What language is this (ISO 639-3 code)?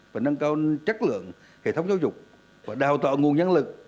vie